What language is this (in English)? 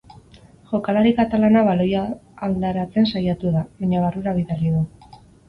Basque